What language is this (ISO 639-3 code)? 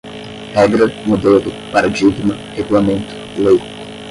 por